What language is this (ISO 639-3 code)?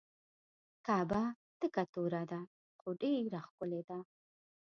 pus